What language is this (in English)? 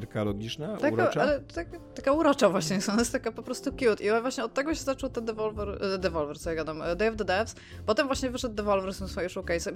Polish